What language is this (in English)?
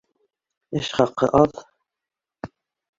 Bashkir